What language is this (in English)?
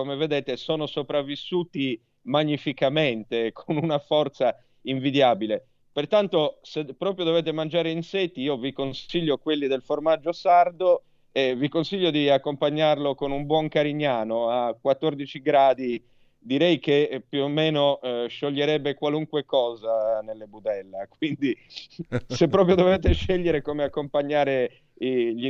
Italian